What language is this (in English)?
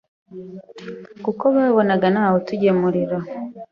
Kinyarwanda